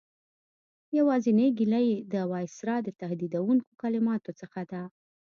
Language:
Pashto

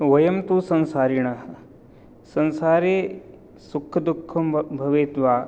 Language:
Sanskrit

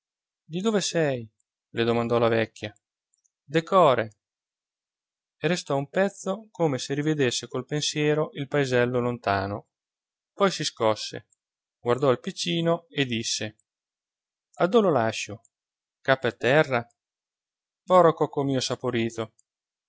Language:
Italian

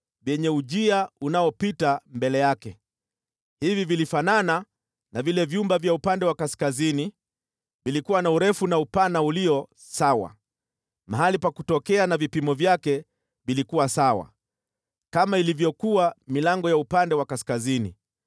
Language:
Swahili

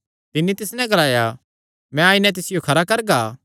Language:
Kangri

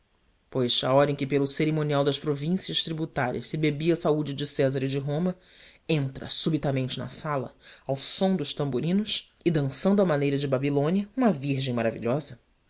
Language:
Portuguese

